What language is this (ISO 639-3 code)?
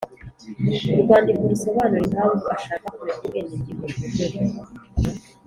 kin